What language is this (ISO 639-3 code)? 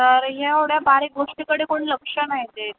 mar